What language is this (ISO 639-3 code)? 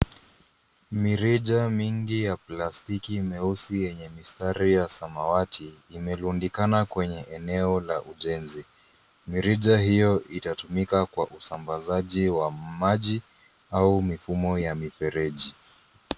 swa